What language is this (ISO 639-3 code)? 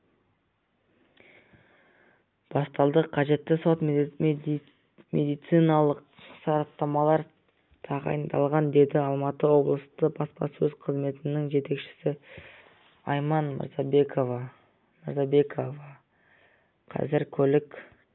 kaz